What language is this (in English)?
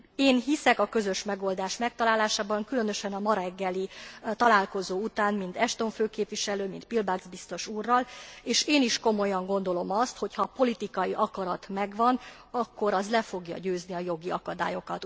Hungarian